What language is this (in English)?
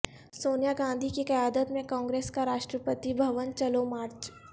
Urdu